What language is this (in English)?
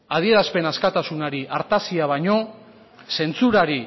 Basque